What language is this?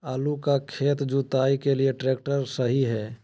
Magahi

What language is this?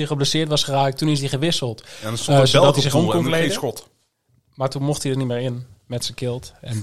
Dutch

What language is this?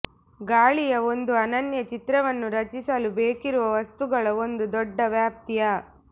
Kannada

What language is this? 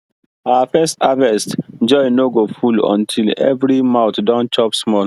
Nigerian Pidgin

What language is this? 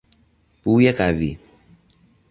Persian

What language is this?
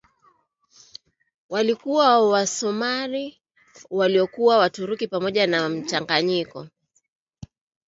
Swahili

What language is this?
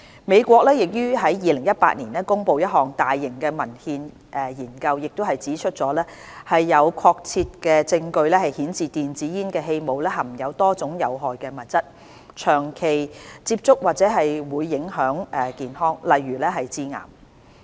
Cantonese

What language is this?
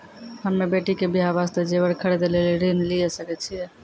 Maithili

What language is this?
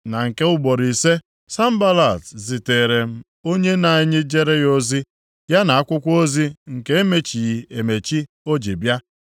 Igbo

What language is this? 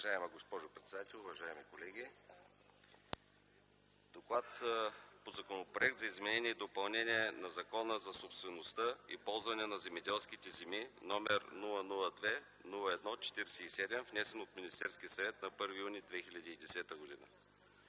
Bulgarian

